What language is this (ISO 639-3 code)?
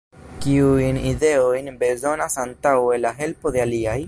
epo